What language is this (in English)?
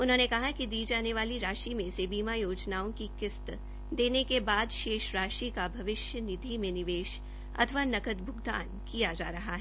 Hindi